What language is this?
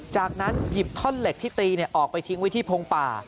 Thai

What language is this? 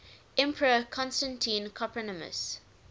English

